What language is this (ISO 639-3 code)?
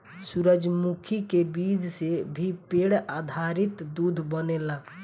bho